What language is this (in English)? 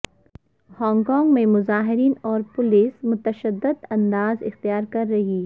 Urdu